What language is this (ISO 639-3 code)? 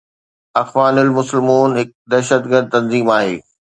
snd